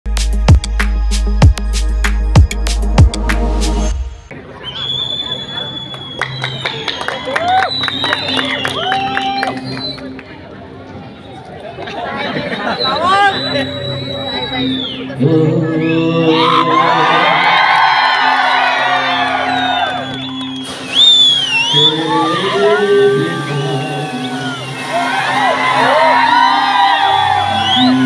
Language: Arabic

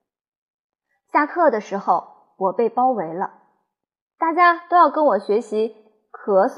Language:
Chinese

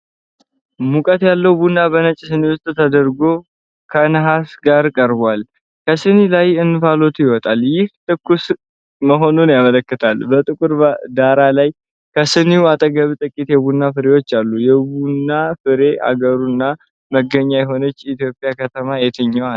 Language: Amharic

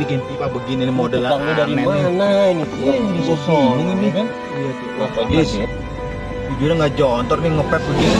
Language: Indonesian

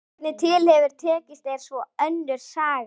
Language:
Icelandic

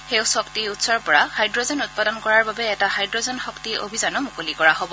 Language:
Assamese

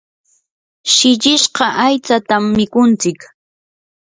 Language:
Yanahuanca Pasco Quechua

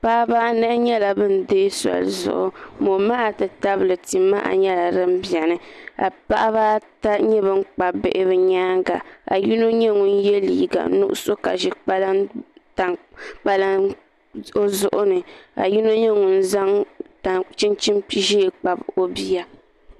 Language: Dagbani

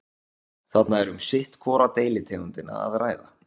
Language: Icelandic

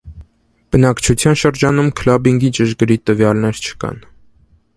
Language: Armenian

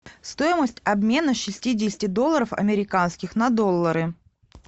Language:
Russian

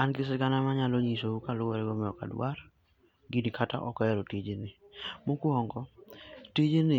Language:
Luo (Kenya and Tanzania)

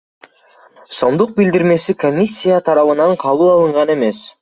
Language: Kyrgyz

